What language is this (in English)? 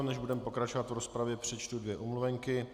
Czech